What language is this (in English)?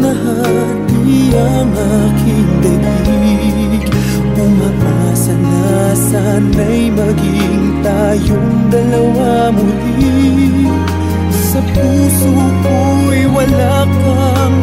Arabic